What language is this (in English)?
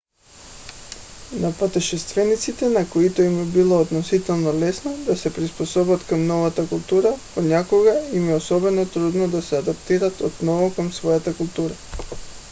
Bulgarian